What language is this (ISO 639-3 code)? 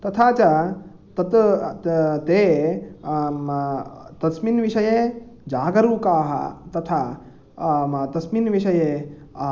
san